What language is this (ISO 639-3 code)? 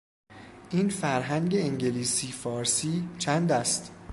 fas